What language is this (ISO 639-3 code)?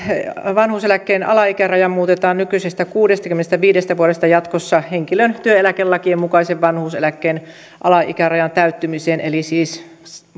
fin